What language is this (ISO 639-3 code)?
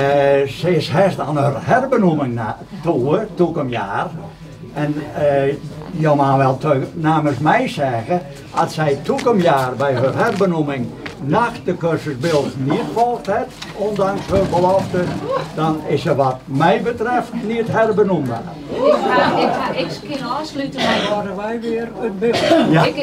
nld